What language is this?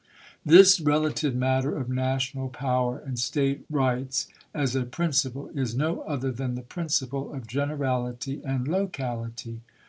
English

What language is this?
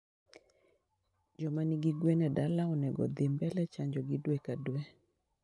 Luo (Kenya and Tanzania)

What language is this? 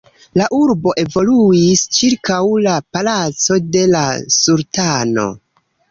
Esperanto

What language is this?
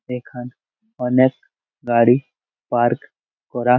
Bangla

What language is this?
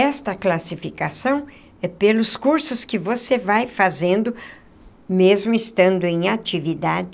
Portuguese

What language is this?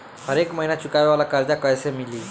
Bhojpuri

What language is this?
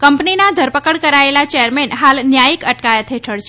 Gujarati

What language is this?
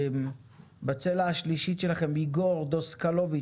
Hebrew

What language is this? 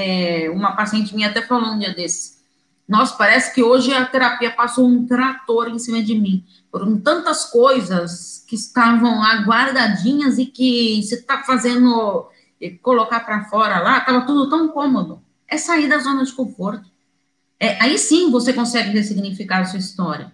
Portuguese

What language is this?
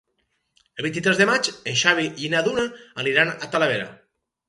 Catalan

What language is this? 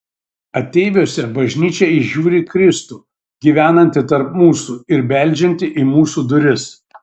Lithuanian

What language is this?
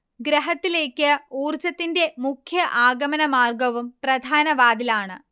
Malayalam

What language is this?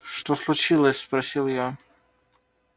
Russian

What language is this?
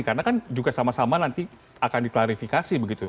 Indonesian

